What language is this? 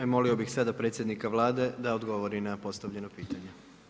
Croatian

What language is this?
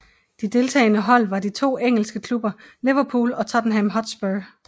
Danish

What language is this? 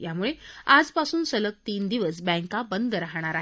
Marathi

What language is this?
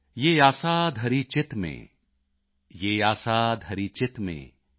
Punjabi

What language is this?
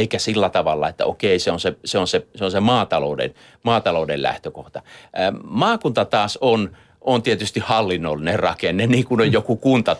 Finnish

